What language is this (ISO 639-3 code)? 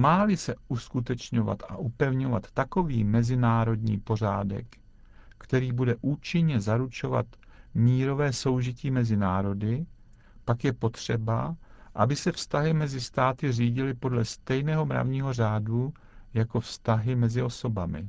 ces